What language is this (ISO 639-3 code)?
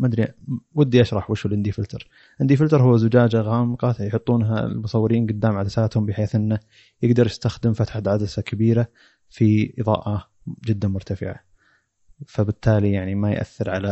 ara